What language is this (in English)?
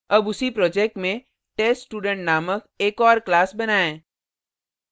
Hindi